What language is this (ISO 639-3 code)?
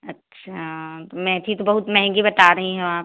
hin